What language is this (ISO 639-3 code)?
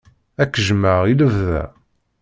kab